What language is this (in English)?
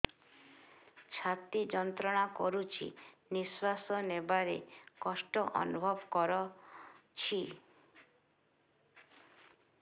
Odia